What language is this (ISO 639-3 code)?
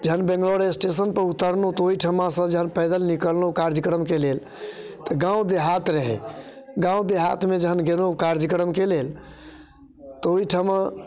mai